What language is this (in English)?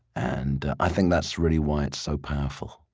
English